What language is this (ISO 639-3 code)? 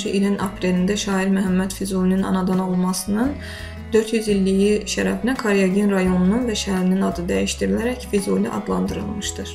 tur